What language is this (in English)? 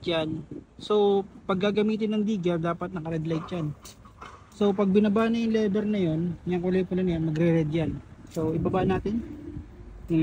Filipino